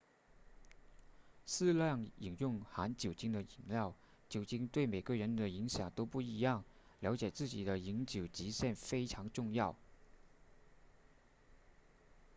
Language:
Chinese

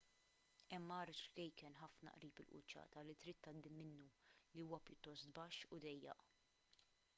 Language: Maltese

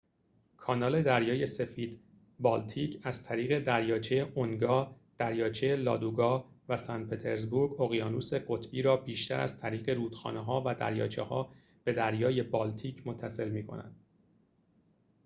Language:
Persian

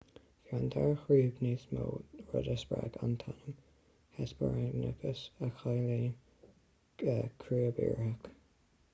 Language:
Irish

